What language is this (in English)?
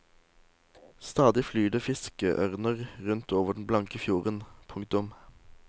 Norwegian